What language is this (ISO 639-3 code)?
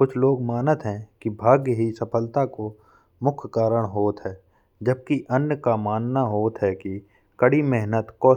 bns